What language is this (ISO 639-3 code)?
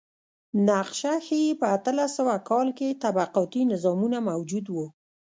pus